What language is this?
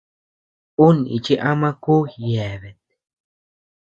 Tepeuxila Cuicatec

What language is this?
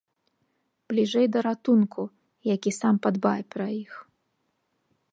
Belarusian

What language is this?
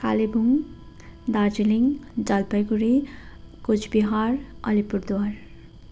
Nepali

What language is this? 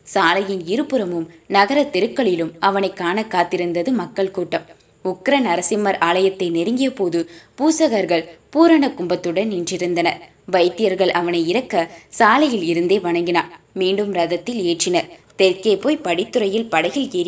Tamil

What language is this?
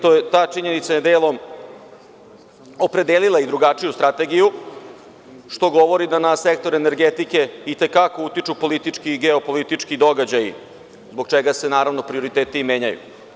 Serbian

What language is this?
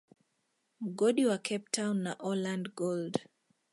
Swahili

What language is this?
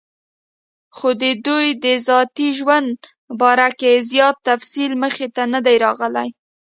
Pashto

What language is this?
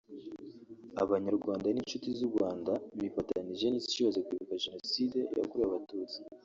Kinyarwanda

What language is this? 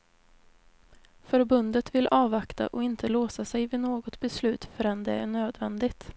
Swedish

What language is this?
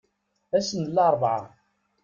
Kabyle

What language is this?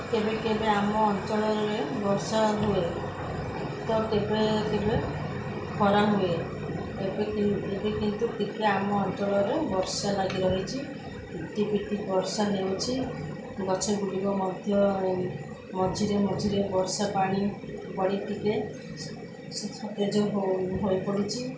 Odia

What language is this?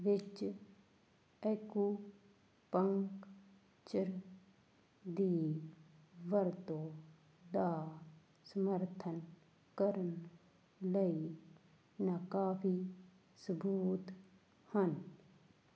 Punjabi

